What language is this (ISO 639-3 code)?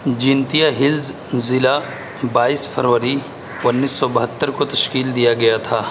urd